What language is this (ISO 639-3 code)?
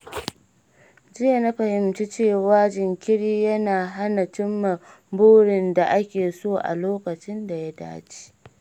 hau